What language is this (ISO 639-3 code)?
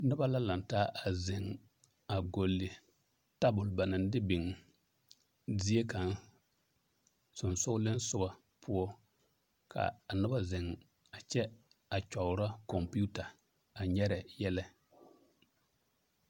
dga